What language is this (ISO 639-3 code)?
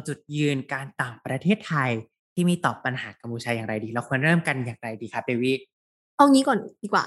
tha